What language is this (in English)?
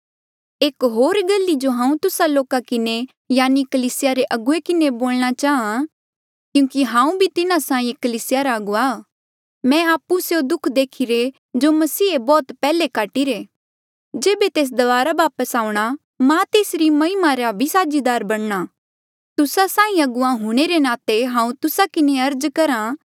Mandeali